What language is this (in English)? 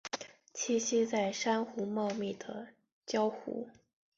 Chinese